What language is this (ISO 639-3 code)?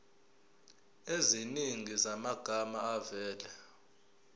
zul